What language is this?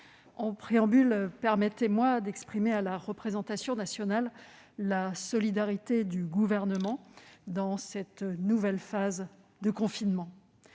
French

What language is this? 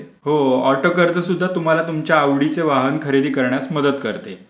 Marathi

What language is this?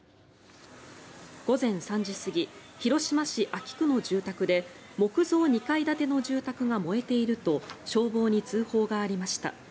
Japanese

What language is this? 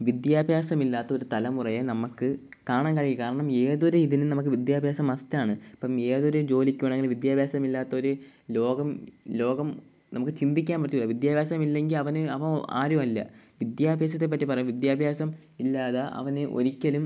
Malayalam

